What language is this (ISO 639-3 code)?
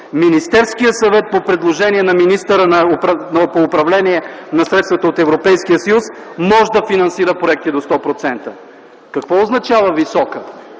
bul